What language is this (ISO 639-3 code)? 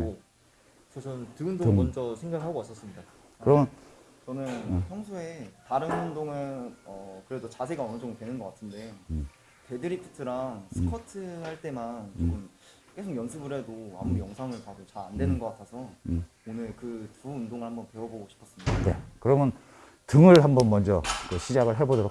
kor